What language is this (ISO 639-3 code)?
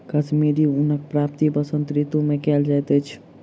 mai